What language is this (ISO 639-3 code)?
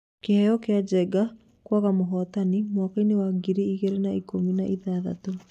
kik